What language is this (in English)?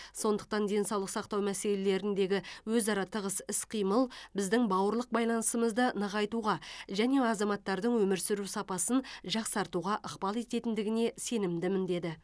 Kazakh